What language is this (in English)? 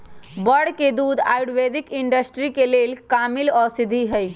Magahi